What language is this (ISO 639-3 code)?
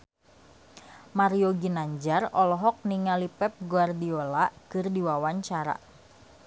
sun